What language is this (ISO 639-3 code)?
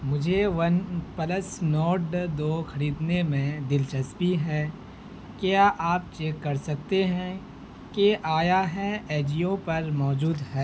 urd